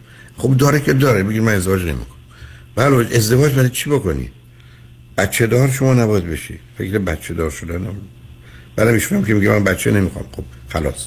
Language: Persian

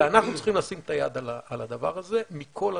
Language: Hebrew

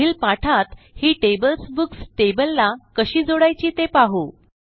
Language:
Marathi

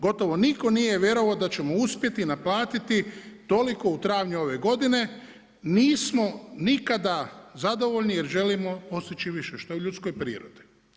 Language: Croatian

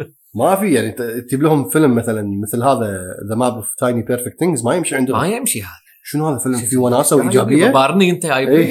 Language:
Arabic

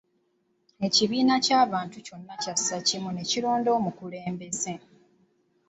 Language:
Ganda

